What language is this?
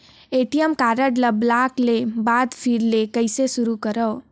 Chhattisgarhi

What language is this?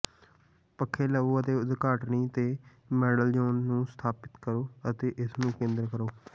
Punjabi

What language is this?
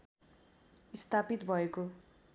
Nepali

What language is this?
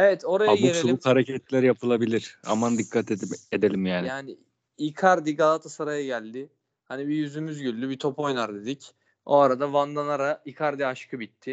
Turkish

